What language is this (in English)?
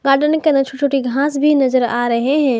Hindi